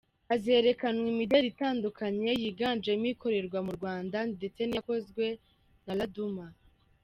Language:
Kinyarwanda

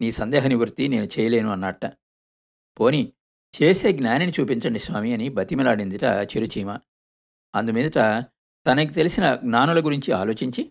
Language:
Telugu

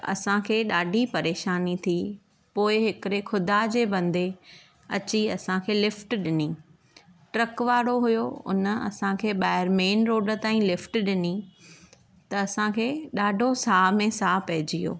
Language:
Sindhi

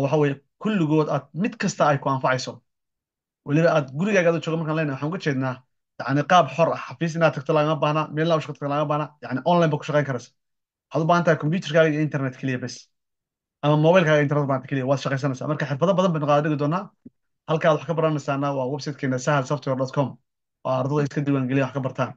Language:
Arabic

